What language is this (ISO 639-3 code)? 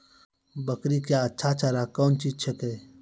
mai